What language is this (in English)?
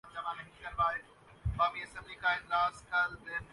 Urdu